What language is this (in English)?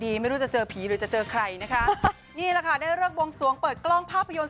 Thai